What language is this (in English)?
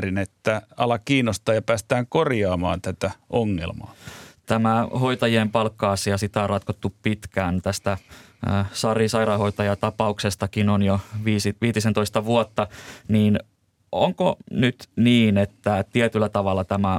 Finnish